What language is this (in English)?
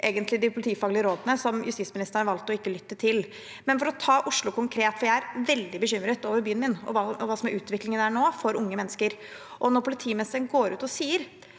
Norwegian